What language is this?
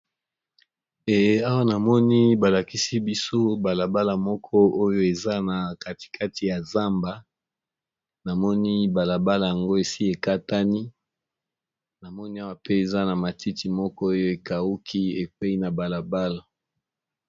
Lingala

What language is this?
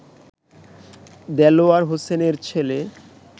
Bangla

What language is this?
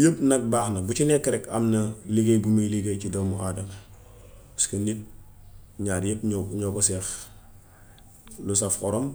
Gambian Wolof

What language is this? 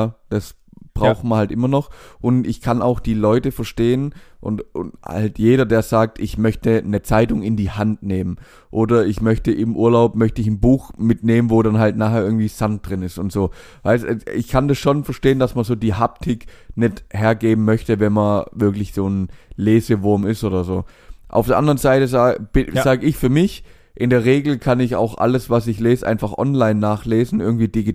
German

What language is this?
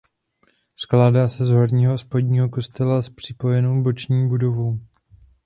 Czech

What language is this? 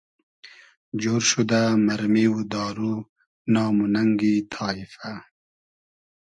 Hazaragi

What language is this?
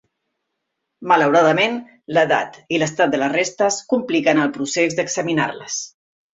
Catalan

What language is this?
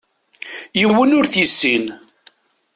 Kabyle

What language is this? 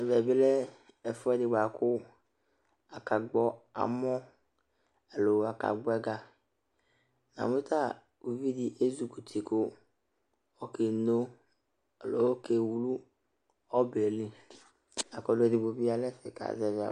Ikposo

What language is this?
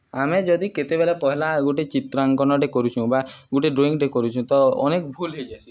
Odia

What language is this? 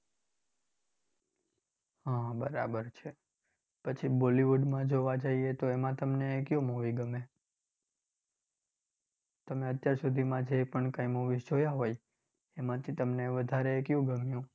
Gujarati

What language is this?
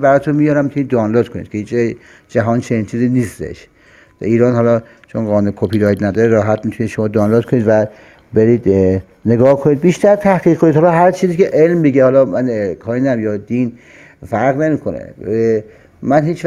Persian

